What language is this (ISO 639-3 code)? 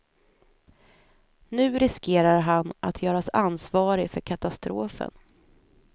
swe